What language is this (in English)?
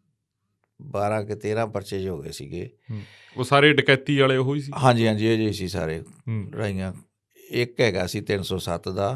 Punjabi